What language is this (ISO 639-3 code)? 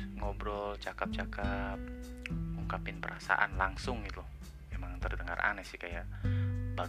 ind